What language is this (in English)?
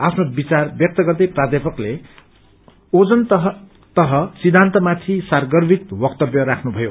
Nepali